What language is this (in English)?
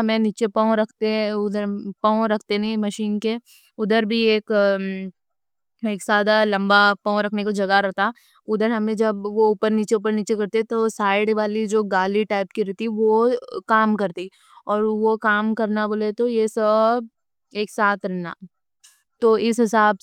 Deccan